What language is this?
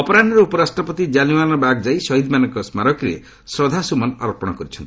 Odia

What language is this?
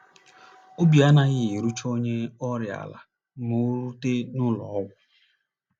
Igbo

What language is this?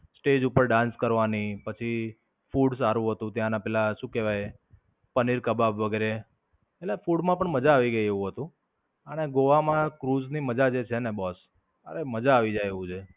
Gujarati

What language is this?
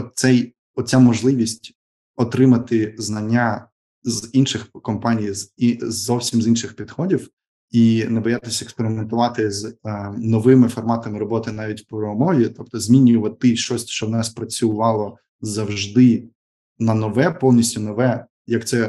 Ukrainian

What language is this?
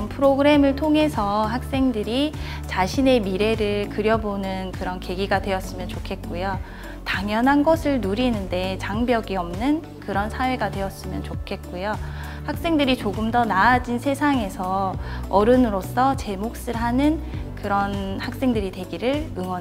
Korean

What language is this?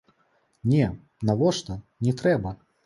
Belarusian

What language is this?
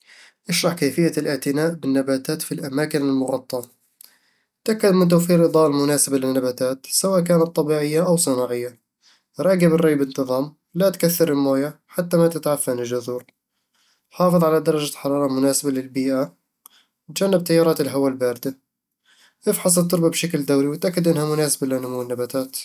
Eastern Egyptian Bedawi Arabic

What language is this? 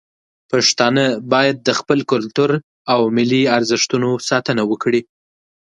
Pashto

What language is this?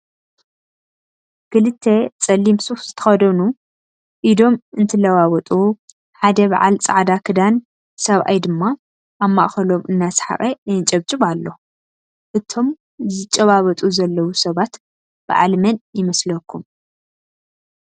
Tigrinya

